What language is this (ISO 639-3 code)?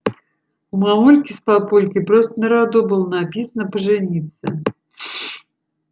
rus